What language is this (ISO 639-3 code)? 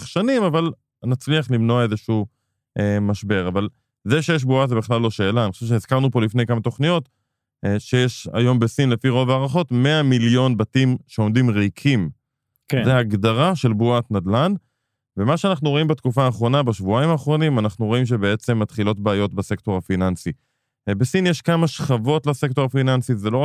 heb